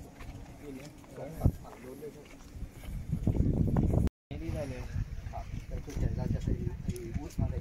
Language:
Thai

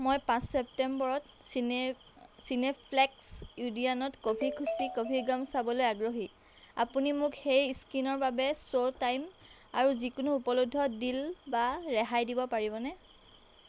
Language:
Assamese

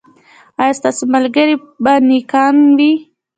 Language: Pashto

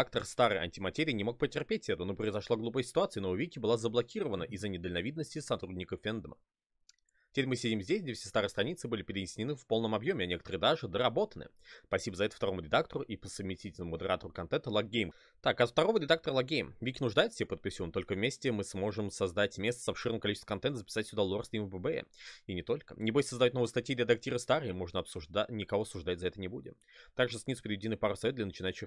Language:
Russian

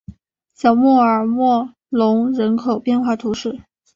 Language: Chinese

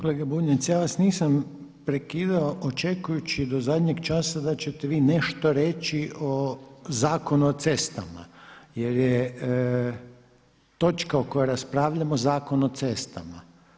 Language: Croatian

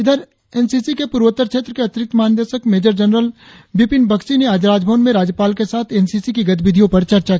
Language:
Hindi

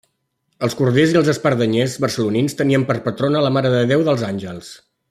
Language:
Catalan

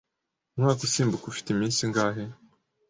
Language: Kinyarwanda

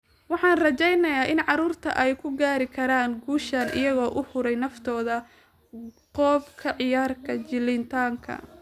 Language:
Somali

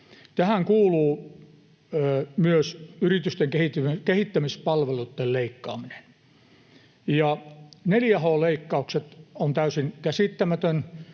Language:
Finnish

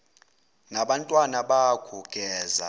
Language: Zulu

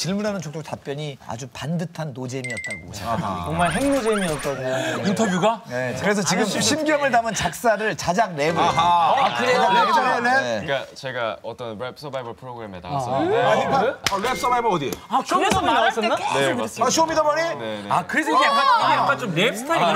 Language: Korean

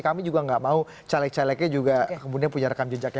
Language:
Indonesian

